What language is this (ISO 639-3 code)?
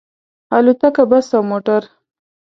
pus